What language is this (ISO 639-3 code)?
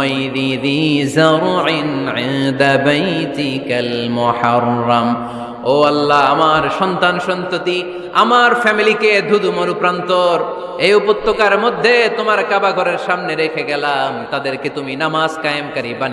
ben